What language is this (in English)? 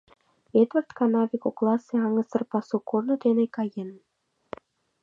Mari